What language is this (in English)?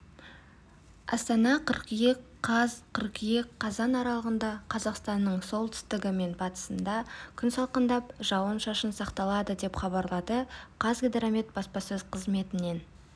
Kazakh